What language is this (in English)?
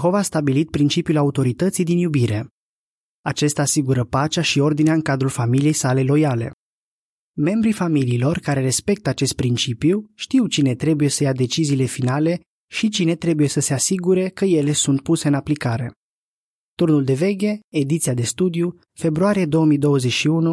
Romanian